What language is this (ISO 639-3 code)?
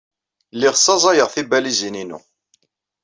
kab